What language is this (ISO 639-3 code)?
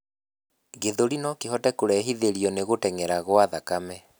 kik